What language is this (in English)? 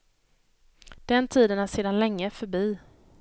Swedish